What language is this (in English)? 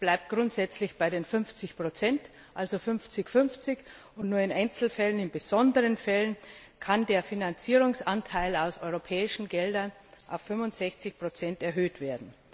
German